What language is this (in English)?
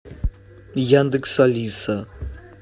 Russian